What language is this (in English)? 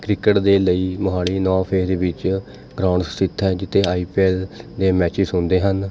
Punjabi